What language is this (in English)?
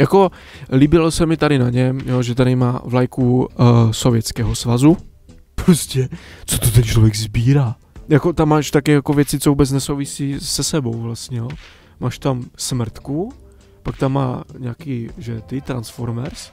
Czech